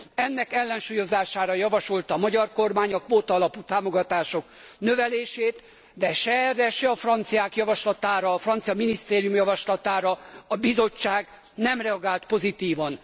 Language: Hungarian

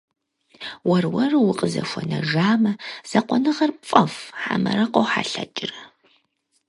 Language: Kabardian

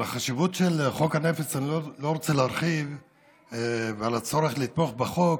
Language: Hebrew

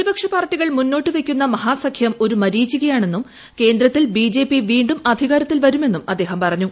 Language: Malayalam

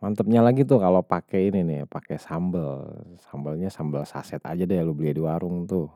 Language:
Betawi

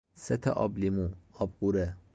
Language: Persian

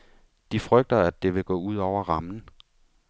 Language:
Danish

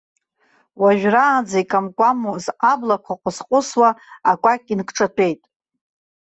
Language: Abkhazian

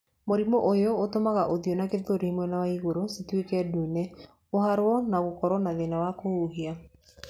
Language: Kikuyu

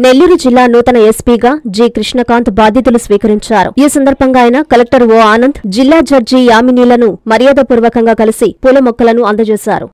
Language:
Telugu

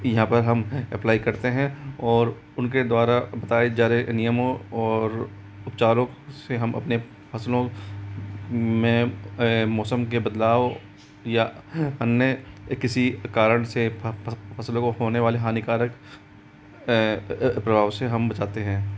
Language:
Hindi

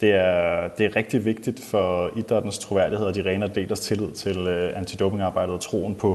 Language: Danish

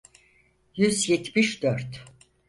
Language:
Turkish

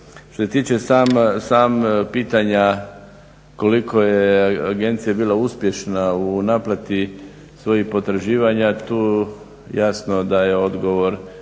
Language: Croatian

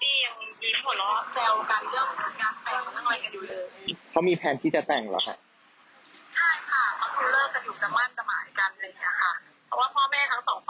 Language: Thai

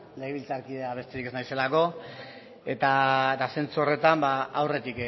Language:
Basque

